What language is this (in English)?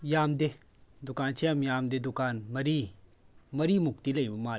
Manipuri